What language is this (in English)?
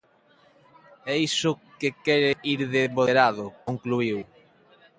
Galician